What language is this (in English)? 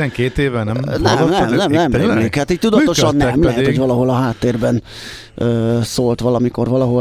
Hungarian